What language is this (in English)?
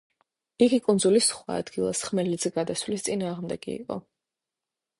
Georgian